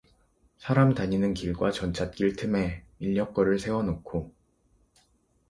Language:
Korean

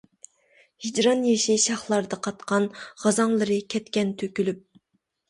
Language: Uyghur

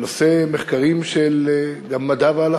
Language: Hebrew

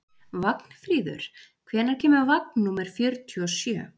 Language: Icelandic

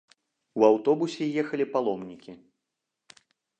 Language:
Belarusian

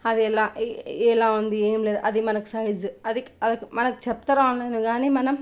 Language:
Telugu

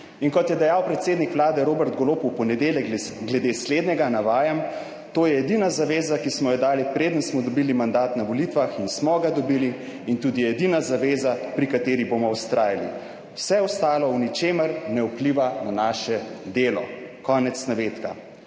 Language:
Slovenian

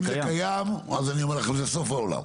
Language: Hebrew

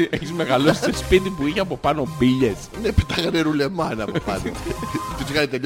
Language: Greek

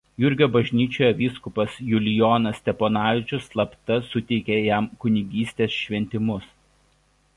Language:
Lithuanian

